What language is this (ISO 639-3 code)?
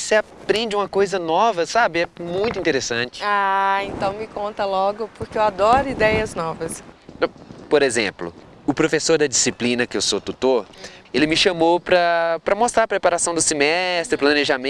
por